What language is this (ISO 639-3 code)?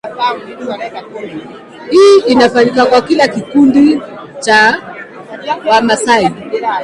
swa